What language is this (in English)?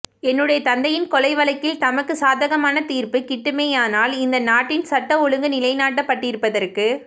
Tamil